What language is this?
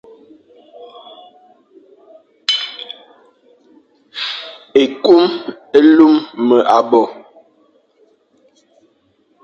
Fang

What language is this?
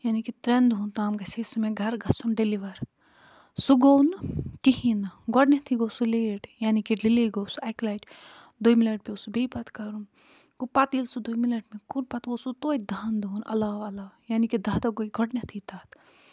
Kashmiri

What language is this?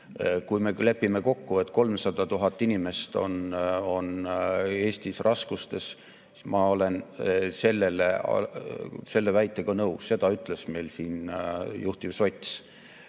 Estonian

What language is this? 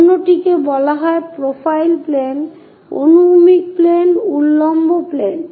Bangla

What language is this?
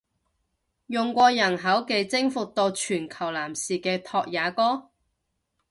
Cantonese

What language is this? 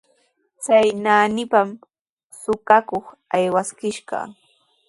Sihuas Ancash Quechua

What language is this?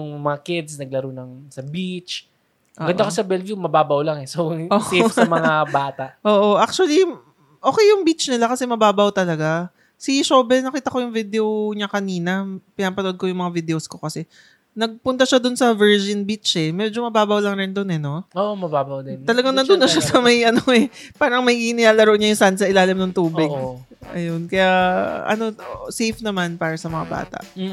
Filipino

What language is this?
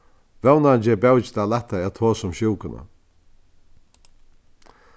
Faroese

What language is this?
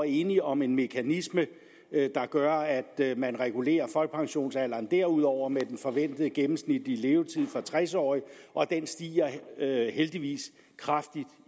Danish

